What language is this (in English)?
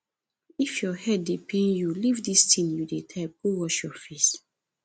Nigerian Pidgin